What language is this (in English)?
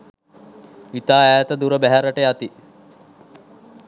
Sinhala